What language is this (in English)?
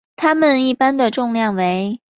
Chinese